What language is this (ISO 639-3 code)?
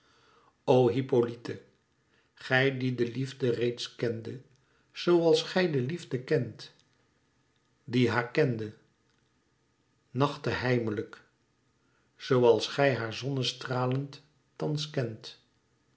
nld